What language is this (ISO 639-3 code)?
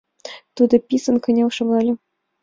chm